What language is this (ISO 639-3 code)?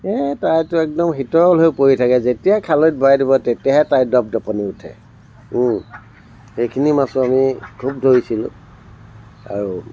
asm